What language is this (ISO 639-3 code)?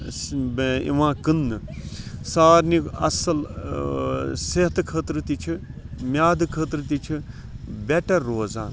kas